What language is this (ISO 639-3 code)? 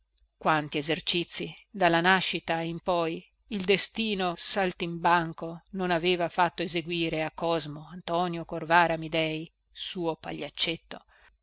ita